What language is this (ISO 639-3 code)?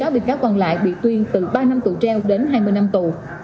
vie